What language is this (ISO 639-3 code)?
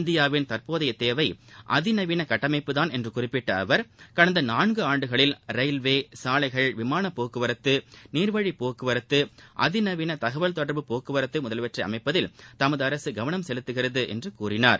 tam